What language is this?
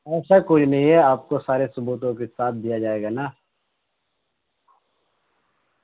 Urdu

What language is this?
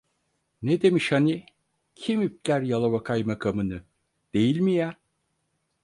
Turkish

